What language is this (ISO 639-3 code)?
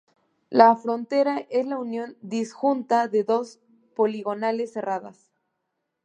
spa